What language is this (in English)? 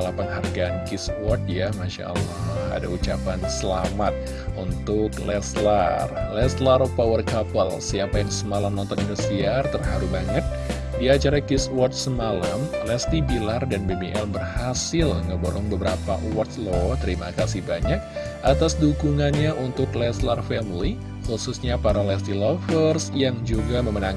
Indonesian